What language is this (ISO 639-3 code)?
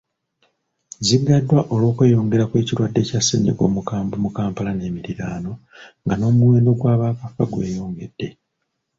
lug